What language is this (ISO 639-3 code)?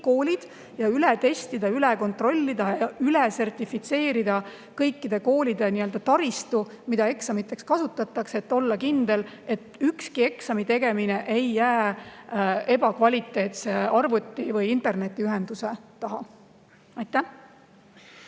est